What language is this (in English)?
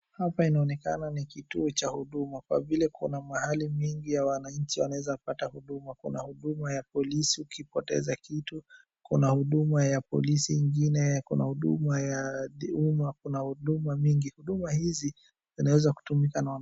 Swahili